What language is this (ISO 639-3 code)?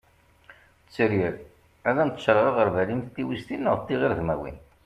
kab